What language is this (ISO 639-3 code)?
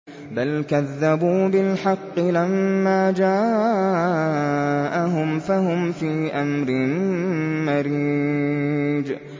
ara